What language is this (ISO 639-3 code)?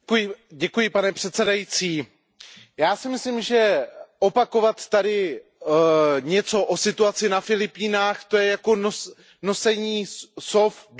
ces